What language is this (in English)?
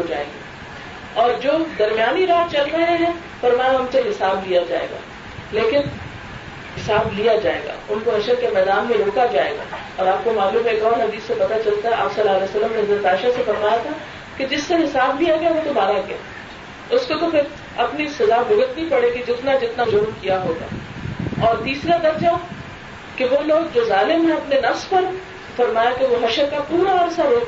Urdu